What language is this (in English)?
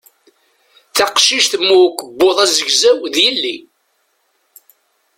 Kabyle